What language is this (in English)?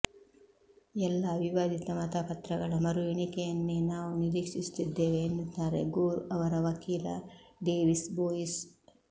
Kannada